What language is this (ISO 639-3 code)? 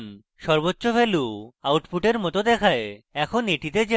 ben